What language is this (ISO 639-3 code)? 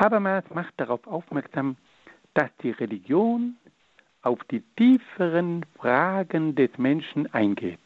deu